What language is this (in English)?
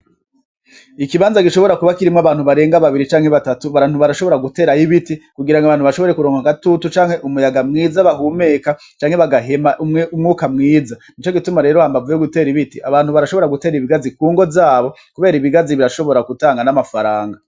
Rundi